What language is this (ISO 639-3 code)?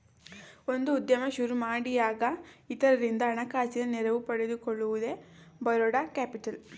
kan